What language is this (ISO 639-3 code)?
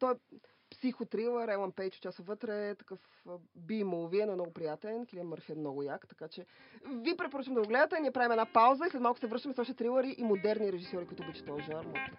bul